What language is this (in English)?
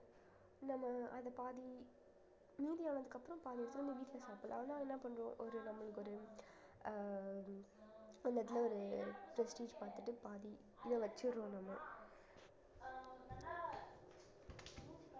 Tamil